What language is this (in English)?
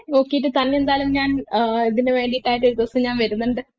Malayalam